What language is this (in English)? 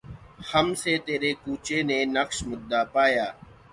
Urdu